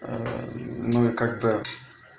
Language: Russian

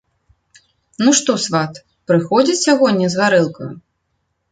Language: Belarusian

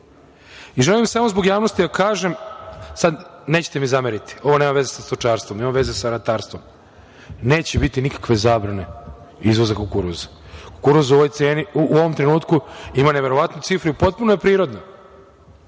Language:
Serbian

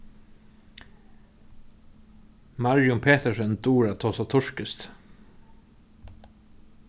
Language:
Faroese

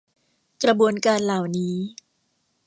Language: Thai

